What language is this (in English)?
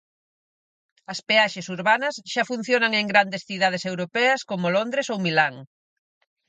Galician